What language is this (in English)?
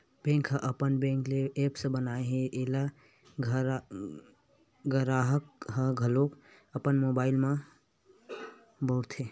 Chhattisgarhi